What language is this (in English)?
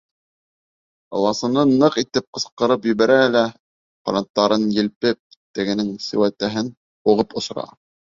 Bashkir